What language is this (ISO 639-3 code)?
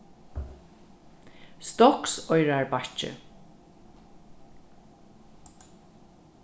fao